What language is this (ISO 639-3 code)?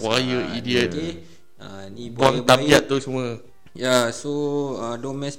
msa